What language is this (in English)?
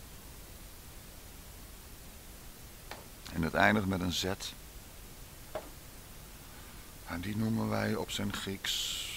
Dutch